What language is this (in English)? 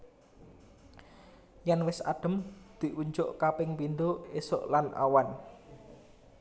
Javanese